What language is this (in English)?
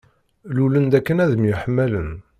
Kabyle